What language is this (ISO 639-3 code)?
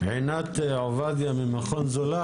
heb